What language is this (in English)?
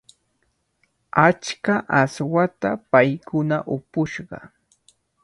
Cajatambo North Lima Quechua